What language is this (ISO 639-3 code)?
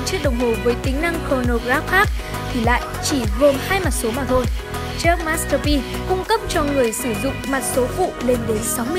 vie